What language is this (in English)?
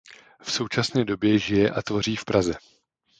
Czech